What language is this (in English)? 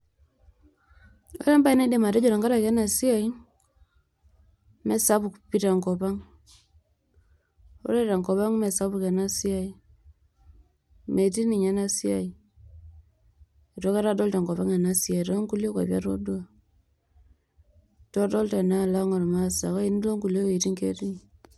Masai